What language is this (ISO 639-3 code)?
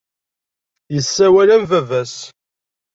kab